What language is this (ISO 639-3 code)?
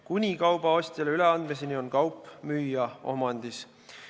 est